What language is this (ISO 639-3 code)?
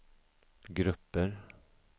swe